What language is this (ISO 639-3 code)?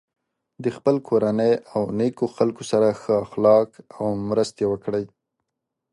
pus